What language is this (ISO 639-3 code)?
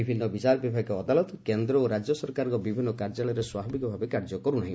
ori